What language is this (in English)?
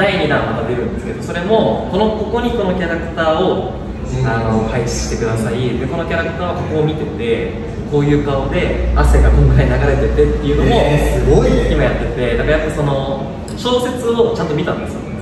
Japanese